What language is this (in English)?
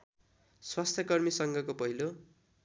Nepali